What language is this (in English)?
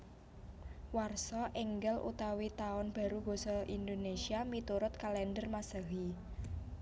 Javanese